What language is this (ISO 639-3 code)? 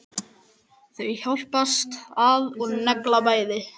isl